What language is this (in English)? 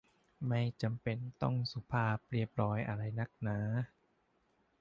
Thai